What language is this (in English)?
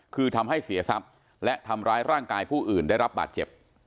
Thai